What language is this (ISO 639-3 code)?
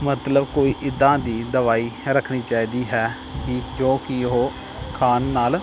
pan